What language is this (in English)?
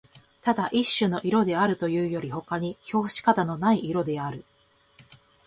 Japanese